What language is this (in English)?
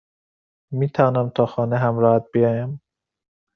Persian